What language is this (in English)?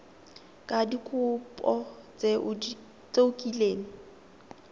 Tswana